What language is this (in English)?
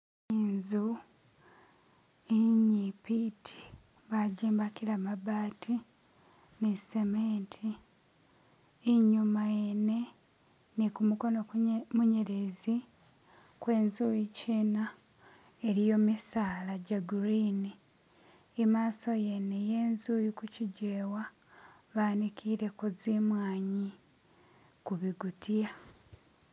Masaaba